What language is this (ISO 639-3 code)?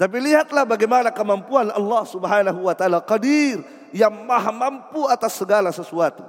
ind